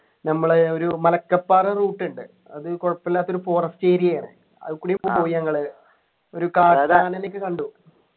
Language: Malayalam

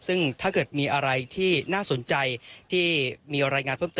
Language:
Thai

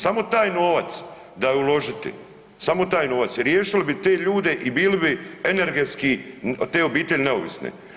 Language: Croatian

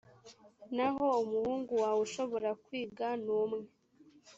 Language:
Kinyarwanda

